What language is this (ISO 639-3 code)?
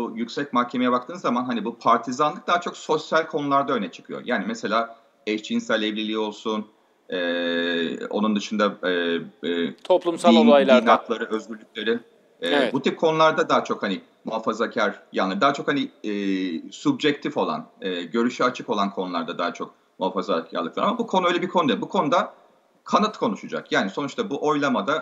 tur